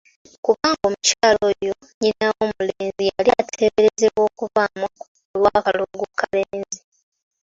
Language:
Ganda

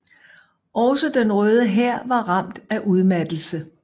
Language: Danish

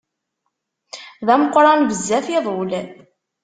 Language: Kabyle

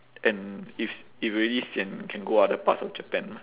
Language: English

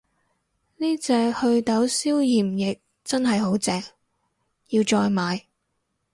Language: Cantonese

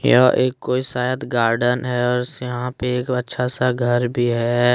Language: Hindi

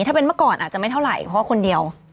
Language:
Thai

